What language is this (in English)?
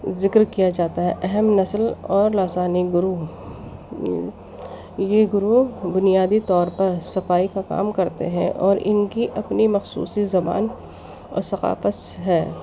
Urdu